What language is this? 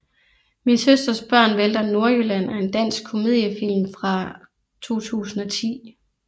Danish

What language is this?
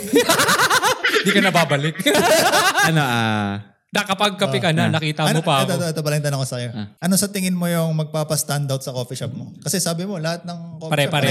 Filipino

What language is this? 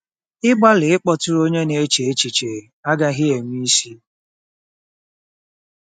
Igbo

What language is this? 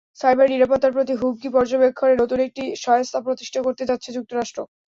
Bangla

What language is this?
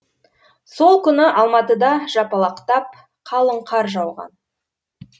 Kazakh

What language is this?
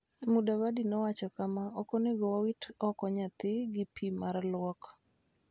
Luo (Kenya and Tanzania)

